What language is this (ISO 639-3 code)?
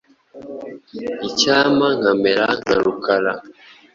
kin